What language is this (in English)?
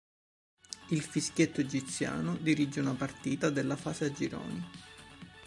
Italian